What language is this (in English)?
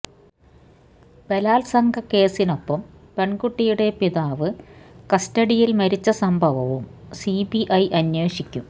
Malayalam